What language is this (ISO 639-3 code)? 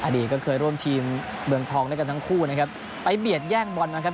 tha